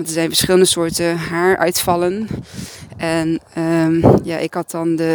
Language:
Dutch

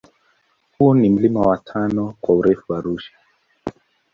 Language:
Swahili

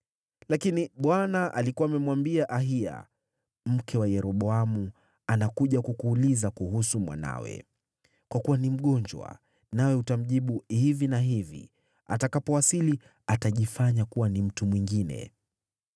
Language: Swahili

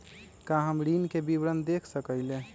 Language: Magahi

